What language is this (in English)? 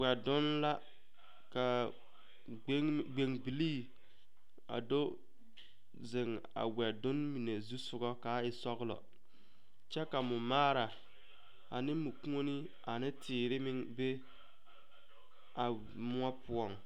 Southern Dagaare